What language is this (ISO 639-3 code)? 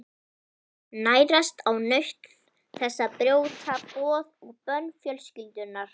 isl